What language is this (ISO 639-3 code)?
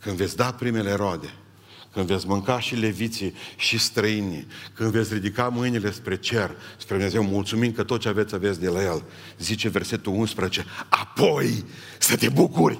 ron